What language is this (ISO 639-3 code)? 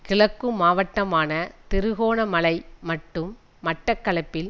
tam